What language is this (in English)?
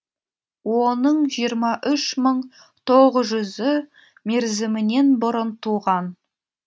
Kazakh